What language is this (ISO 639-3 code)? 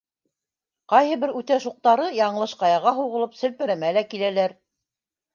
bak